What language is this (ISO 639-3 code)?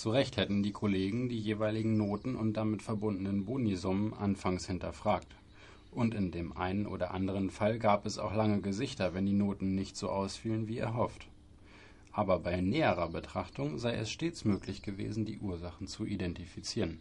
deu